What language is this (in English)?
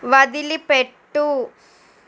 Telugu